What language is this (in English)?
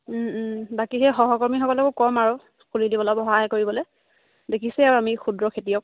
Assamese